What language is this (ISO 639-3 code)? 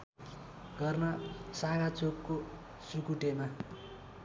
nep